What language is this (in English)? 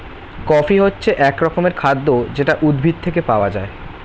Bangla